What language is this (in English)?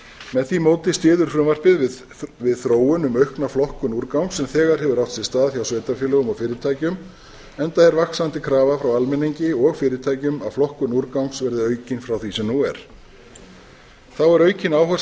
Icelandic